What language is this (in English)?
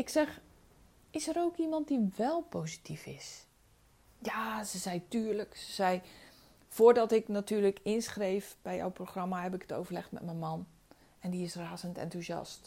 Dutch